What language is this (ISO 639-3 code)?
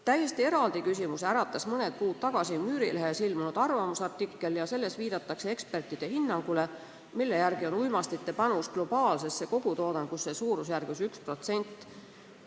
est